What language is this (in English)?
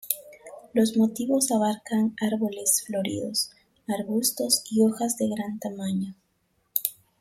Spanish